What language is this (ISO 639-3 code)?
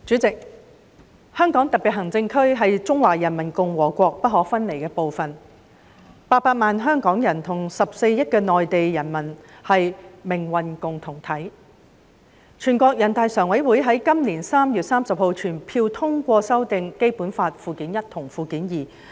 yue